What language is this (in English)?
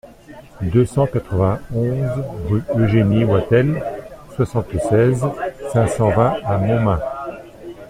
French